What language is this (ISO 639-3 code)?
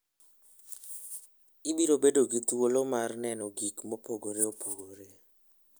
luo